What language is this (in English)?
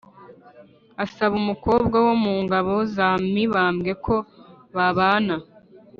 Kinyarwanda